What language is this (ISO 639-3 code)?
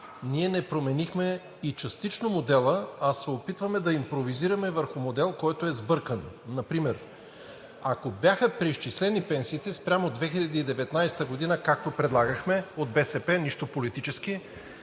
bul